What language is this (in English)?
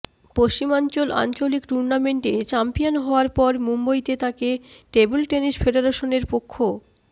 Bangla